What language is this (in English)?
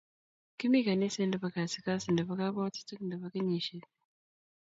Kalenjin